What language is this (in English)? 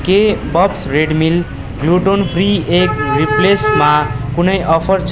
Nepali